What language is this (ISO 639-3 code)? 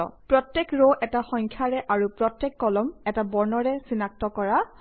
asm